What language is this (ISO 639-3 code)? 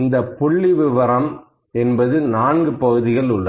tam